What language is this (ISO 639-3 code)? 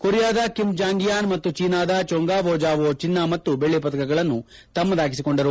kan